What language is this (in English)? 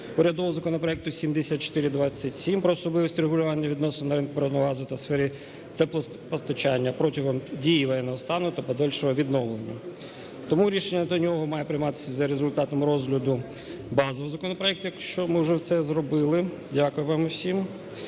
Ukrainian